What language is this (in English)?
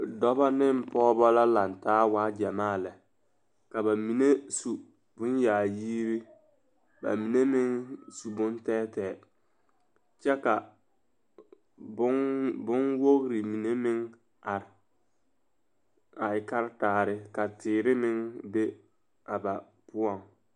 Southern Dagaare